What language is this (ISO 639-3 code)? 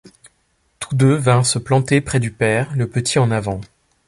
fra